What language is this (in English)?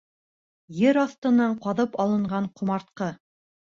Bashkir